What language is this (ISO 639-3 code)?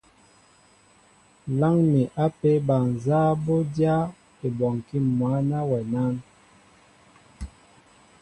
mbo